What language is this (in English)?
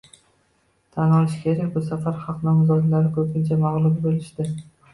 Uzbek